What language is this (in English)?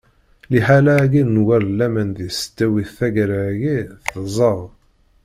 Kabyle